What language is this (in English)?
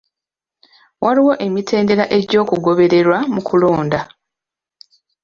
Ganda